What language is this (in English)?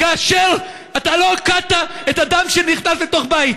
Hebrew